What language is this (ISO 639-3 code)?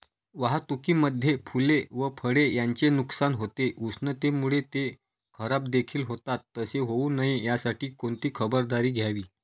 mar